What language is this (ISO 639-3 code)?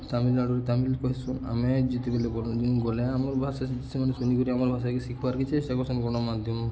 ori